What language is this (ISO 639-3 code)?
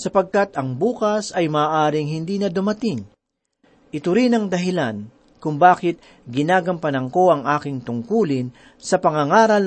fil